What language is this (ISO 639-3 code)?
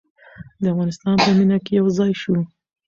pus